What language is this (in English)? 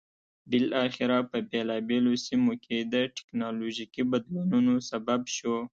Pashto